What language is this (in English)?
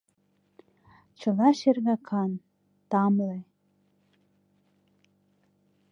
Mari